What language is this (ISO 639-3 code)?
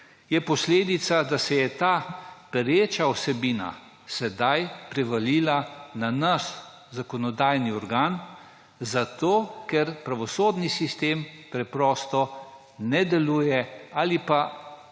slv